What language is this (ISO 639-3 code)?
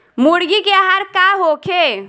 bho